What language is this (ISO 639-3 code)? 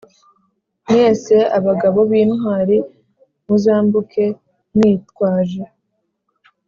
kin